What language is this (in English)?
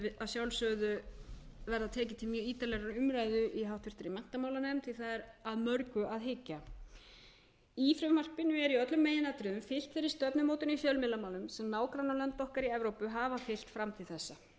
Icelandic